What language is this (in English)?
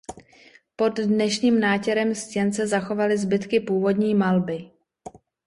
Czech